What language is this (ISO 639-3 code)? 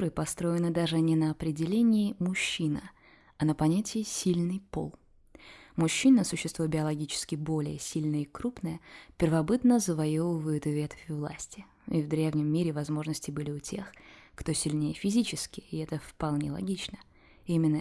rus